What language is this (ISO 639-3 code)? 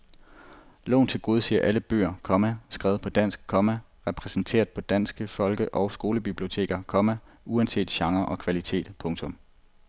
dan